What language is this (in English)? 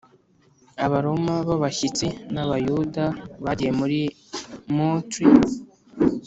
Kinyarwanda